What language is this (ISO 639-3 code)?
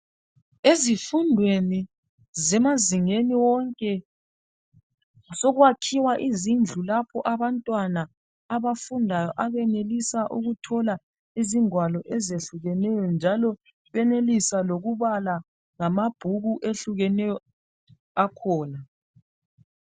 nde